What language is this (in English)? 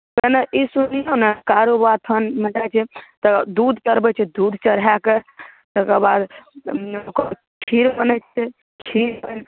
Maithili